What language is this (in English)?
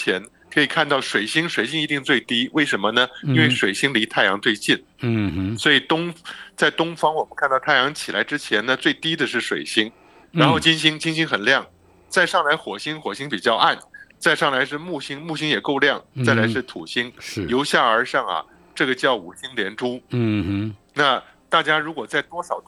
Chinese